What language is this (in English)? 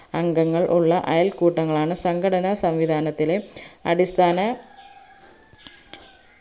Malayalam